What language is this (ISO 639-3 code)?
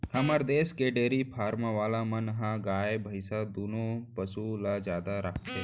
hne